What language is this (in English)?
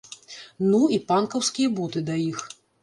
Belarusian